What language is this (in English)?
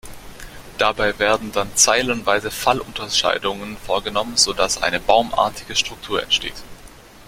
German